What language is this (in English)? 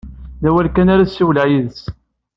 Kabyle